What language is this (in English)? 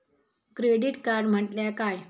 Marathi